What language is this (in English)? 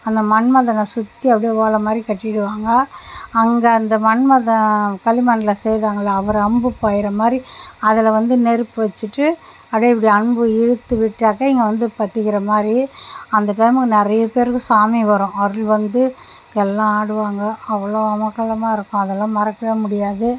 Tamil